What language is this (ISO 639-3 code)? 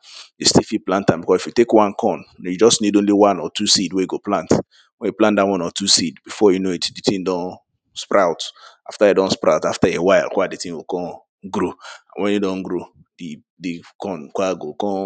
pcm